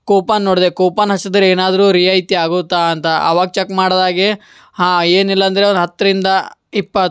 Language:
Kannada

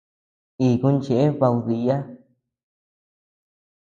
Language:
Tepeuxila Cuicatec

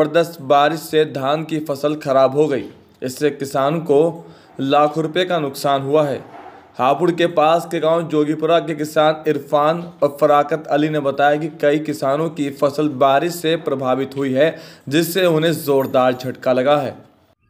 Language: Hindi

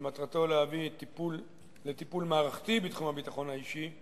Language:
Hebrew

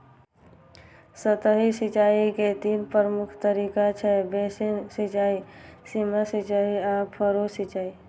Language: Maithili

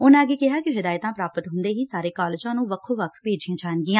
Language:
Punjabi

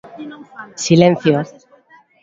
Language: Galician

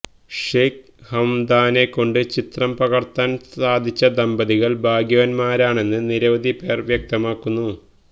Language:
Malayalam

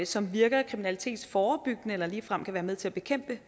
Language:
Danish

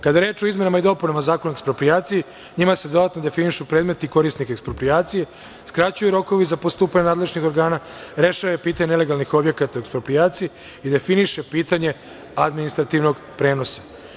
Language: Serbian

